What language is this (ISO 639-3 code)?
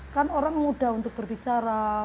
ind